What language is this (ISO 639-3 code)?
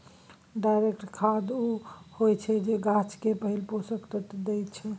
mai